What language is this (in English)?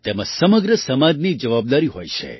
Gujarati